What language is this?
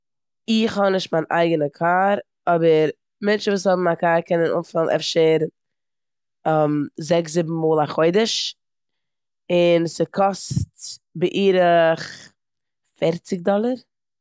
Yiddish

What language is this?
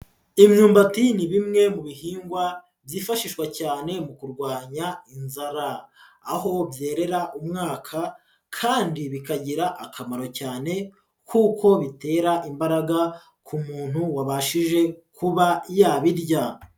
Kinyarwanda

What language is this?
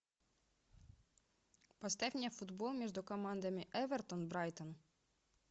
Russian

